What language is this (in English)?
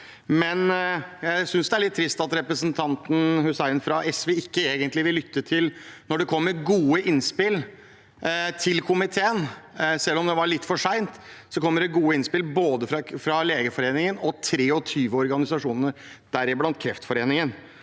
Norwegian